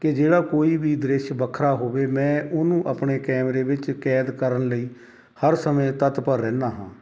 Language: Punjabi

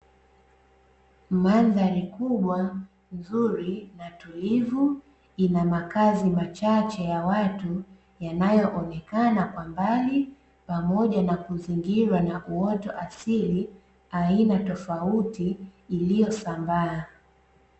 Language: Swahili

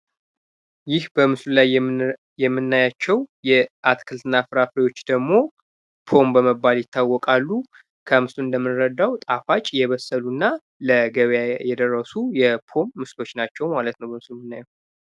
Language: Amharic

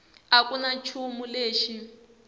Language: Tsonga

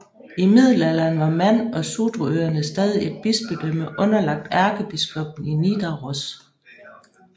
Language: Danish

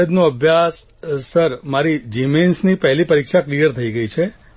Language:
Gujarati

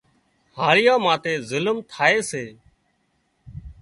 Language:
Wadiyara Koli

